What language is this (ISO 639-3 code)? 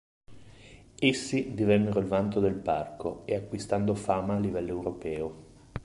ita